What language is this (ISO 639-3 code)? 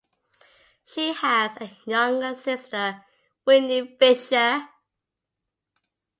eng